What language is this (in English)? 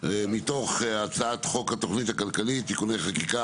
Hebrew